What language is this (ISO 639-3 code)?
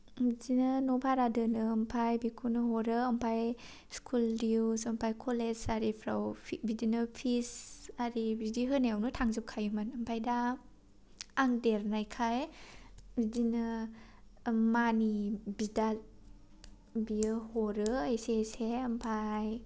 brx